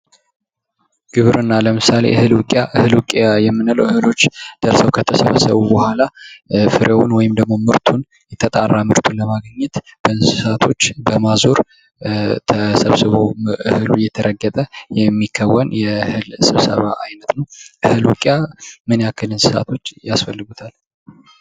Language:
Amharic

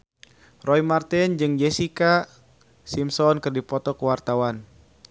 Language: Sundanese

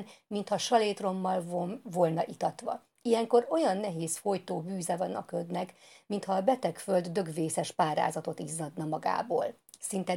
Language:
Hungarian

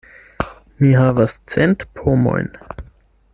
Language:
Esperanto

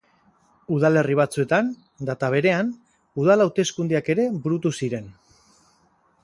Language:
Basque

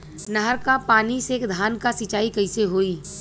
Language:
Bhojpuri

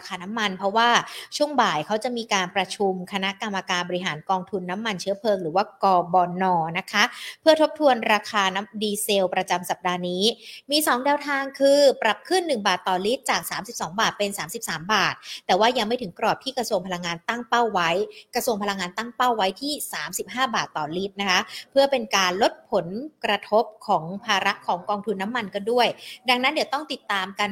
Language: Thai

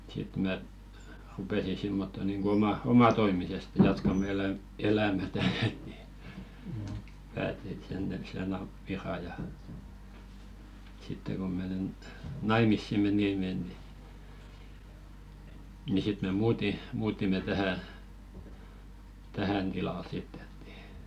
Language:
Finnish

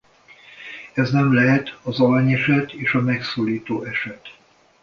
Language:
Hungarian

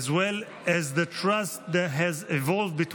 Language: Hebrew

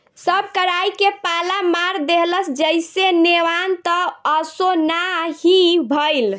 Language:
Bhojpuri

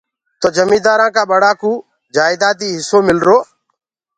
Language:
Gurgula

